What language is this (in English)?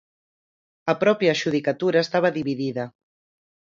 Galician